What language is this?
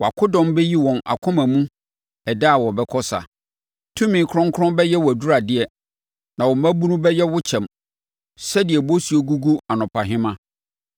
Akan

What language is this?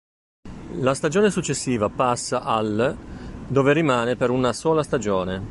Italian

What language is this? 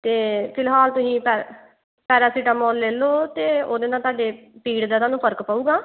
Punjabi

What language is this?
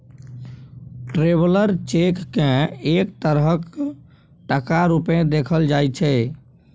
Maithili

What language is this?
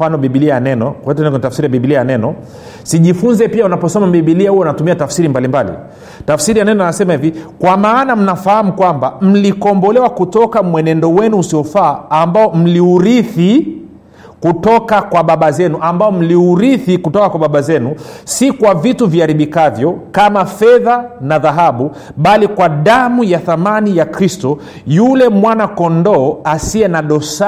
Swahili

